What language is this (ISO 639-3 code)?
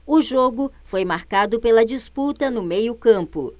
por